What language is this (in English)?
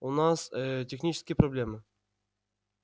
Russian